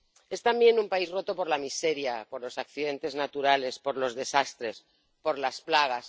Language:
Spanish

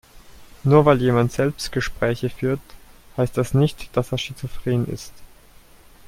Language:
German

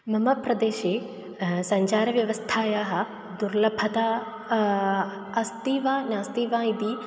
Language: Sanskrit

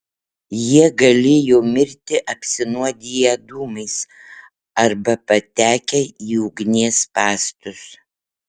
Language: Lithuanian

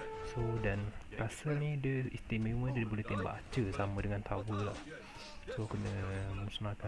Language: Malay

